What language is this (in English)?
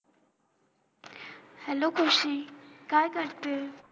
Marathi